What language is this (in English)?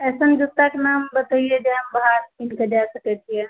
Maithili